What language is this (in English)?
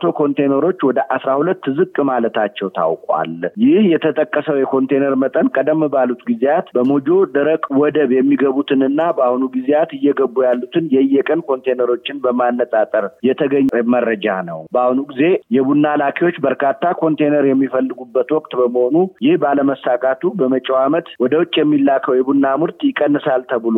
Amharic